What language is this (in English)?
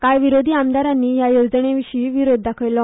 Konkani